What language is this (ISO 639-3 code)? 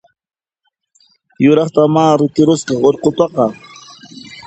qxp